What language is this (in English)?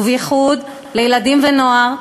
Hebrew